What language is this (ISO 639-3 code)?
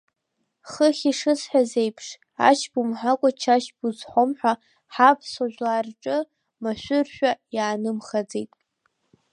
abk